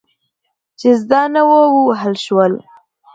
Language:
Pashto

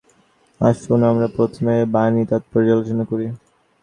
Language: Bangla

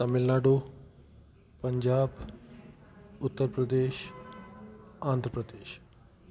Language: Sindhi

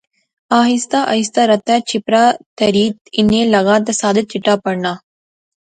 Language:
Pahari-Potwari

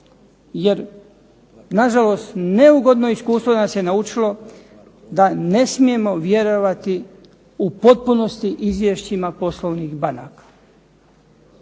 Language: Croatian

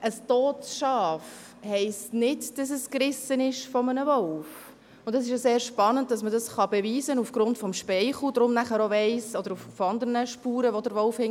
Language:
Swiss German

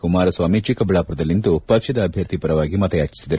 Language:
Kannada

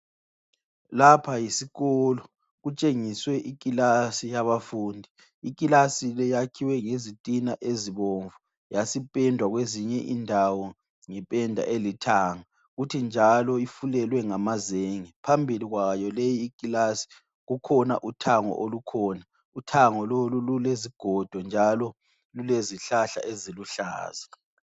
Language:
North Ndebele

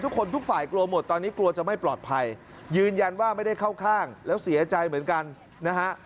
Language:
Thai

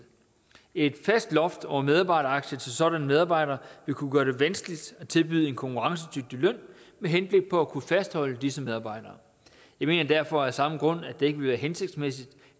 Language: Danish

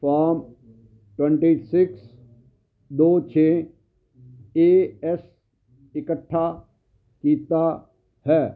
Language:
Punjabi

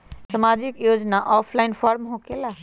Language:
Magahi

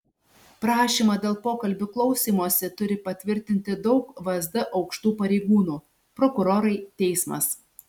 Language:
Lithuanian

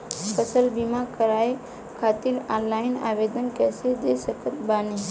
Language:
Bhojpuri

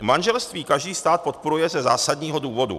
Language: Czech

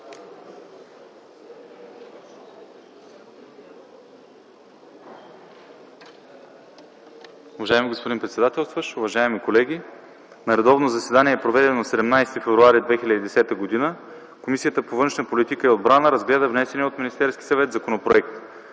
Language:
Bulgarian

